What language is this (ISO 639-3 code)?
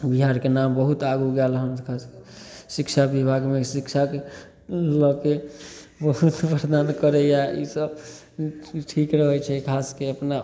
mai